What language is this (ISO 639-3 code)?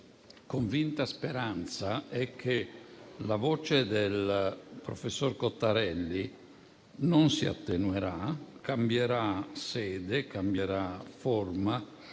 ita